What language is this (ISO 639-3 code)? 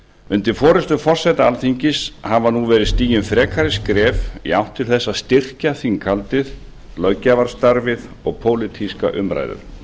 isl